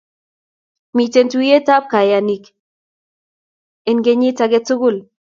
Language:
Kalenjin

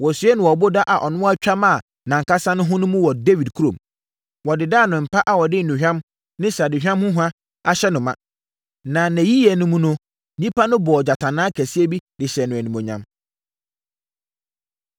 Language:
Akan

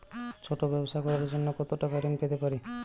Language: Bangla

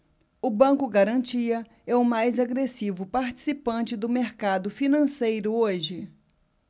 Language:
Portuguese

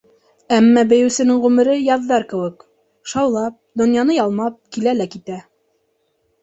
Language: Bashkir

